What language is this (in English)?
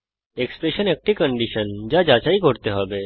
Bangla